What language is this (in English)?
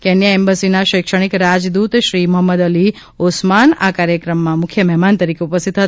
Gujarati